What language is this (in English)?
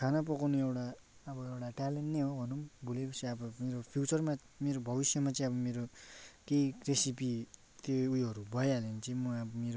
Nepali